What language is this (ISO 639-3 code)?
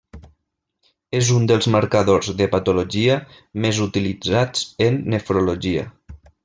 cat